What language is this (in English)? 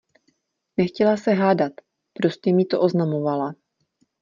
Czech